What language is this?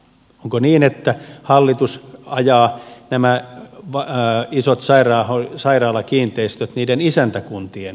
Finnish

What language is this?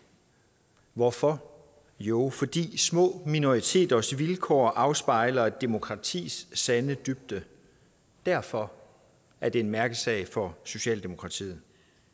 Danish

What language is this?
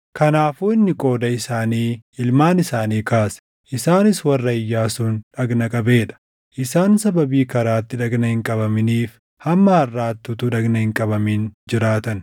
Oromo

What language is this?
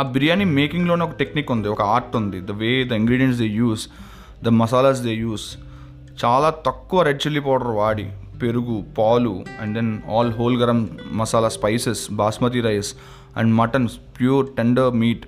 Telugu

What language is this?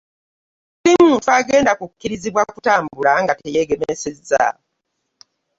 Ganda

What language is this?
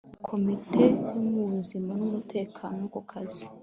Kinyarwanda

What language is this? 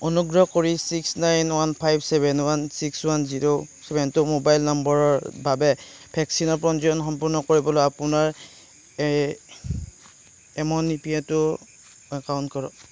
Assamese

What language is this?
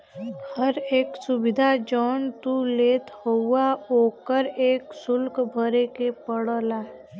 Bhojpuri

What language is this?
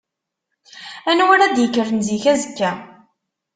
Kabyle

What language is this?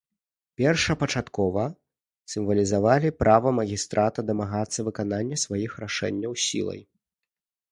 Belarusian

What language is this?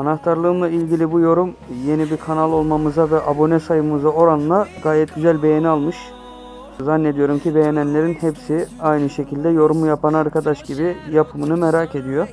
Turkish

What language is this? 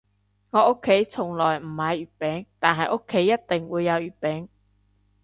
Cantonese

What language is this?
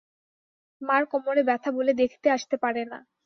Bangla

